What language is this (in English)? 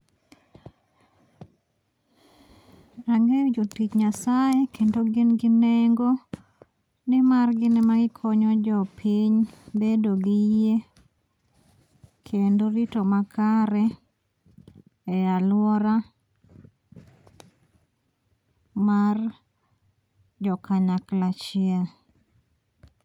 Luo (Kenya and Tanzania)